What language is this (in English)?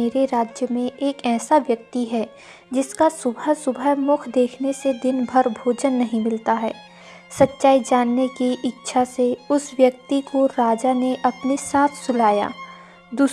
Hindi